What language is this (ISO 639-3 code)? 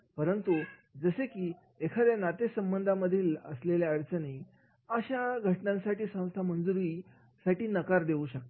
mar